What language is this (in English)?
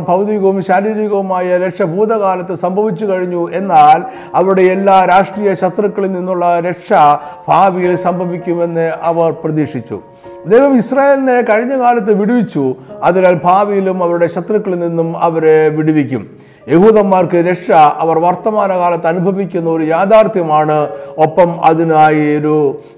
Malayalam